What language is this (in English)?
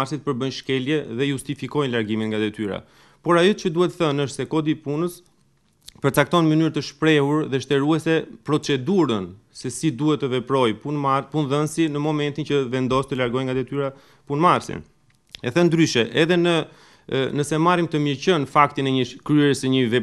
Romanian